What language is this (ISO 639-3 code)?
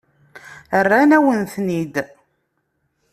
kab